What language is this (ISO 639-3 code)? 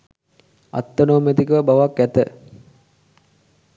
sin